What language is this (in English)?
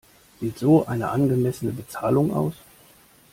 German